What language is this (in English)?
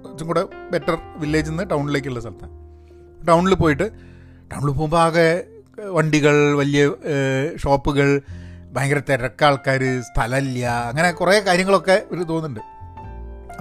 Malayalam